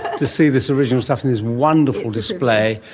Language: English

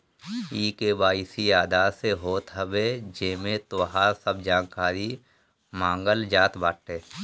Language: Bhojpuri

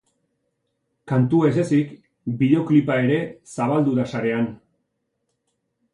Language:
Basque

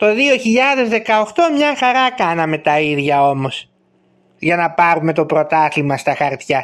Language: Greek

